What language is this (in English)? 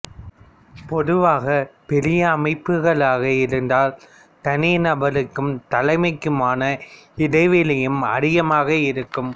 Tamil